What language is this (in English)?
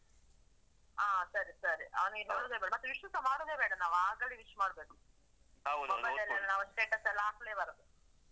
Kannada